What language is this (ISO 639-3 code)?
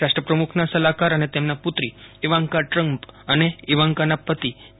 guj